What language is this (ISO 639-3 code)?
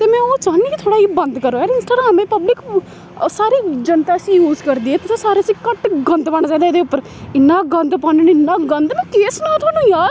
doi